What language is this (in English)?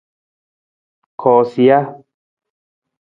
Nawdm